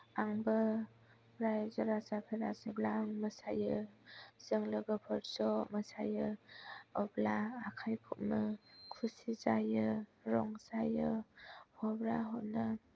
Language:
Bodo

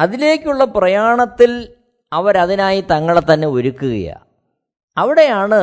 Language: Malayalam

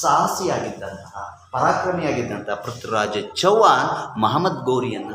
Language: Hindi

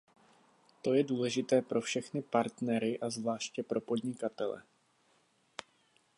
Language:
Czech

